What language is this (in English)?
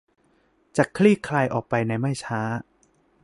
Thai